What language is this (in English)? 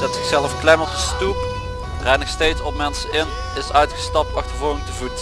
Dutch